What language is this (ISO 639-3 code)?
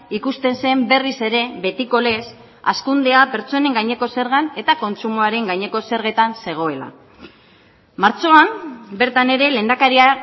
eus